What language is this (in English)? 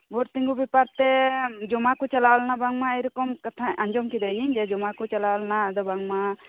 Santali